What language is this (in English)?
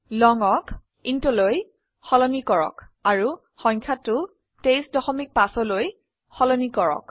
Assamese